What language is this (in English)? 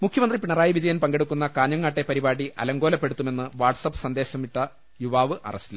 Malayalam